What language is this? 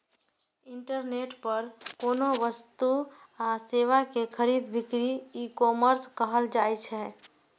Maithili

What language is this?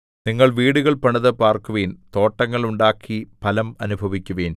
Malayalam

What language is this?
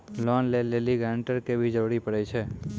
Maithili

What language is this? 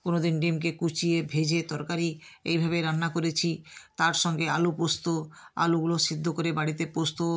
Bangla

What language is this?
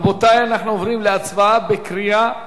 Hebrew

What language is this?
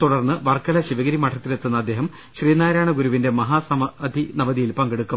Malayalam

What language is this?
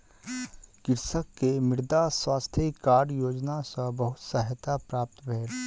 Maithili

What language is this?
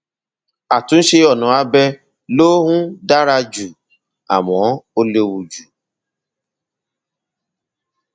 Yoruba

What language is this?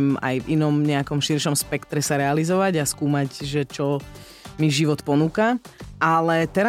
Slovak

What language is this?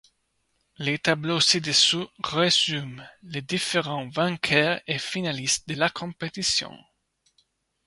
French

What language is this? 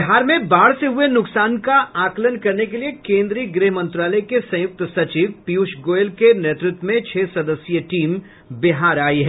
Hindi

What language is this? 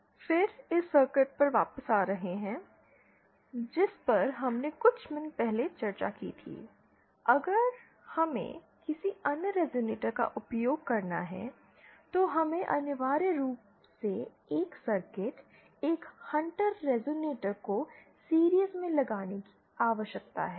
Hindi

